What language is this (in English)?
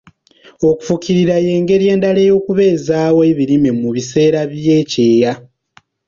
Ganda